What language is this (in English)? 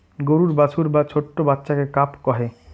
Bangla